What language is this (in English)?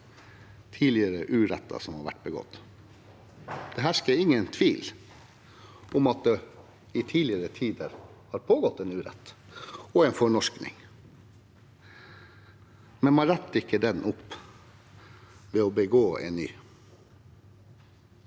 Norwegian